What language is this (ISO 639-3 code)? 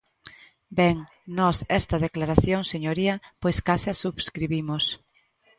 glg